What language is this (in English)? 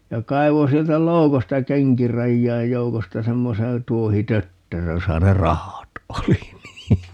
Finnish